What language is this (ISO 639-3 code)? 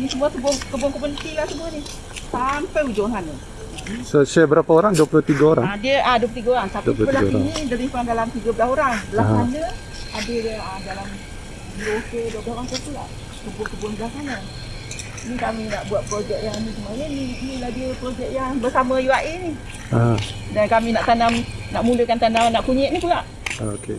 msa